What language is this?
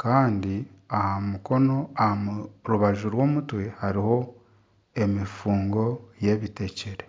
Nyankole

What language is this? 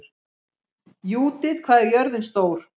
Icelandic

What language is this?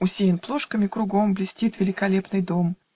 Russian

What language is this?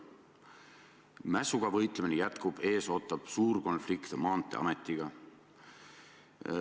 Estonian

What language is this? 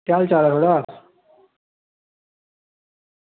Dogri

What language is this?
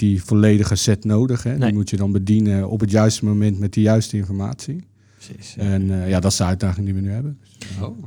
Dutch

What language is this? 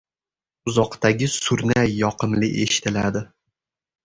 Uzbek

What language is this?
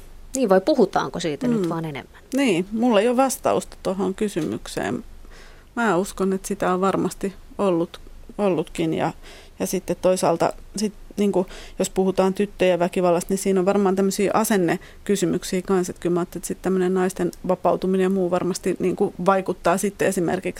Finnish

